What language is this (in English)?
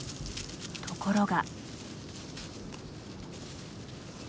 Japanese